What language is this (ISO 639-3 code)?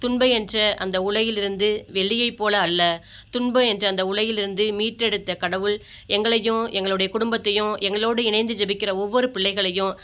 tam